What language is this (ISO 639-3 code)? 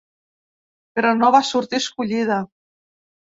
cat